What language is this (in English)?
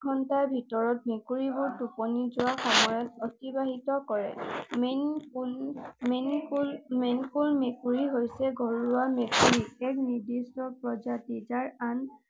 Assamese